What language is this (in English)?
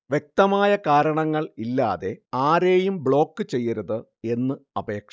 Malayalam